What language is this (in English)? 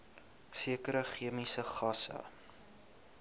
Afrikaans